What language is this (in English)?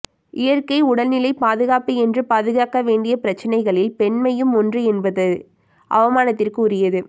Tamil